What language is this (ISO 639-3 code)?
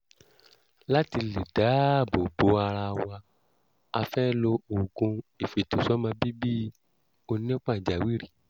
yor